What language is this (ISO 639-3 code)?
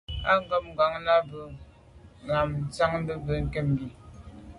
byv